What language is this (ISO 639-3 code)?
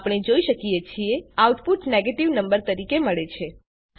guj